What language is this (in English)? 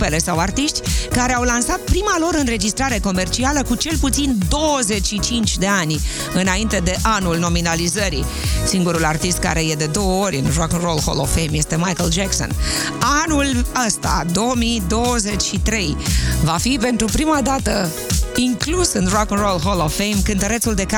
Romanian